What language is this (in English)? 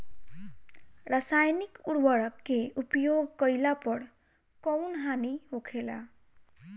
Bhojpuri